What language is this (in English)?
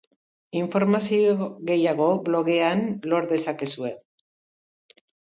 Basque